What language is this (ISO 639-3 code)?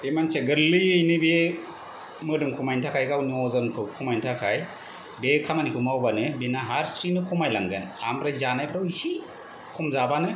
brx